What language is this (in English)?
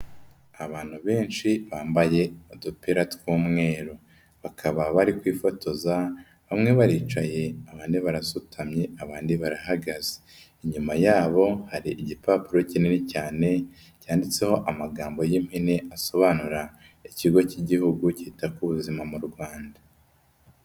Kinyarwanda